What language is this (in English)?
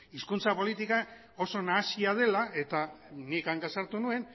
Basque